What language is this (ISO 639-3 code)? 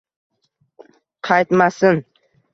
uzb